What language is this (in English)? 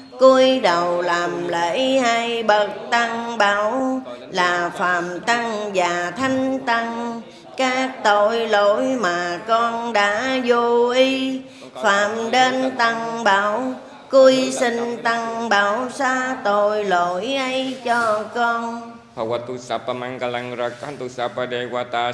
Vietnamese